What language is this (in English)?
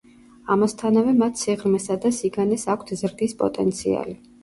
Georgian